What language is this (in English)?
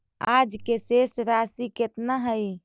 Magahi